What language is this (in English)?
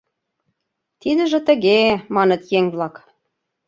Mari